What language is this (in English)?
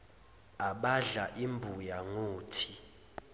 Zulu